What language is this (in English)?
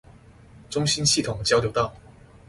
Chinese